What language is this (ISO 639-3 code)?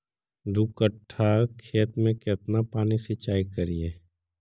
mag